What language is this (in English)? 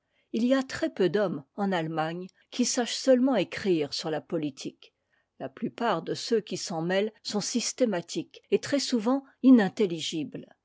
French